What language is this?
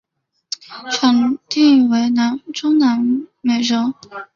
Chinese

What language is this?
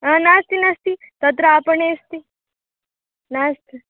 Sanskrit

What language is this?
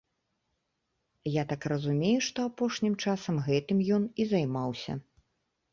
Belarusian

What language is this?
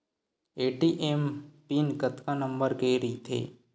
Chhattisgarhi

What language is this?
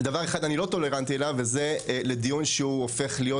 Hebrew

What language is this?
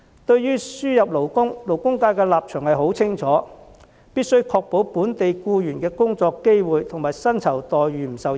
Cantonese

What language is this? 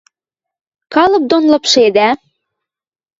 Western Mari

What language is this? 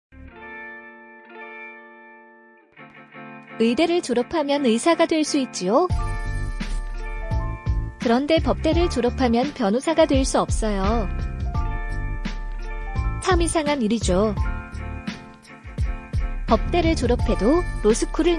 Korean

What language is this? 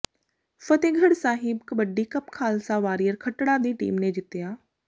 Punjabi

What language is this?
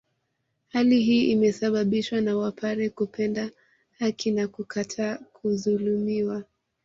Swahili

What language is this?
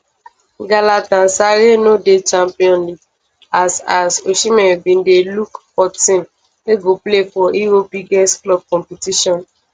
Nigerian Pidgin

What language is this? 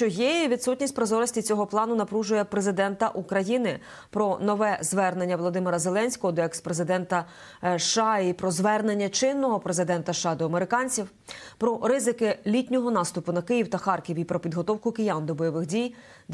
Ukrainian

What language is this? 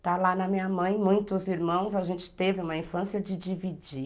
Portuguese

